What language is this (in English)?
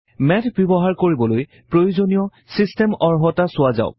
Assamese